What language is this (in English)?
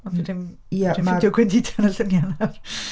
Welsh